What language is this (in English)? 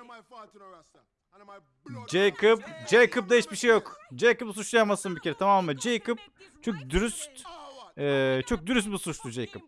Turkish